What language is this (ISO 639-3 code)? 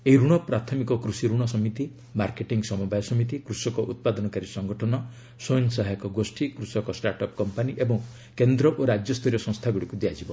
ori